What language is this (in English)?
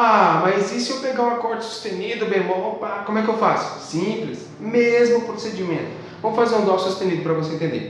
Portuguese